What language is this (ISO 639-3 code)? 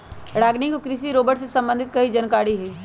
mag